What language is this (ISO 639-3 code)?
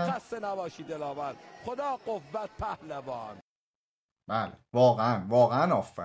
fas